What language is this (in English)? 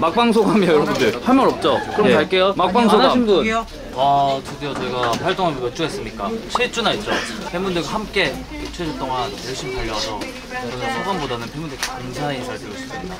Korean